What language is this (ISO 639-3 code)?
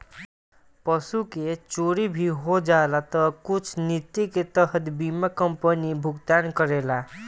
bho